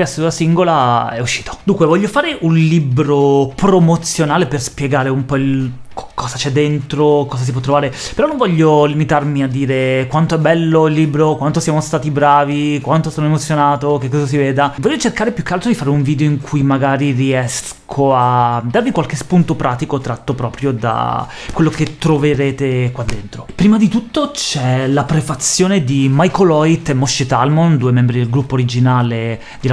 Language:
Italian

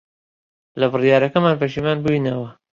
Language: Central Kurdish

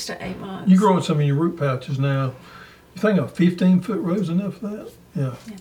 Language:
English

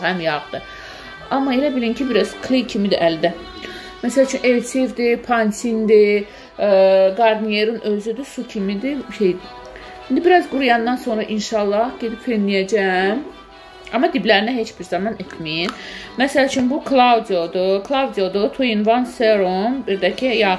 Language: Turkish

